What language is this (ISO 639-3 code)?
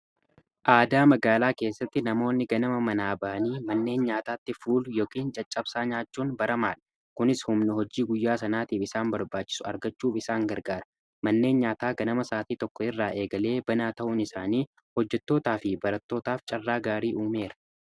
orm